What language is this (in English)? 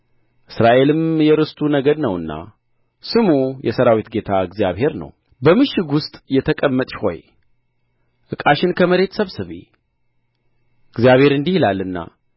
Amharic